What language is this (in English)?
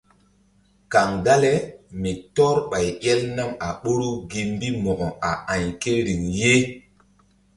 Mbum